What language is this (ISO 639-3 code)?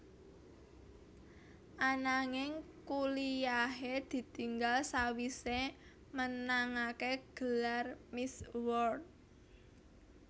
jav